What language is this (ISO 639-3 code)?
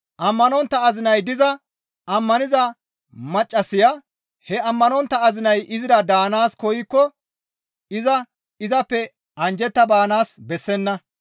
gmv